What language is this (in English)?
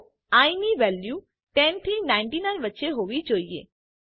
Gujarati